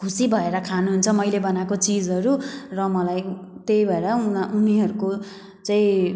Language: Nepali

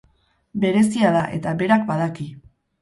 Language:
Basque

